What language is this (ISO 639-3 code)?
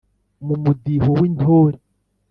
kin